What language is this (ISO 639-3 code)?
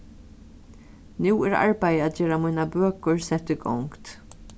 fao